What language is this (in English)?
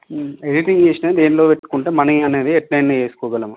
Telugu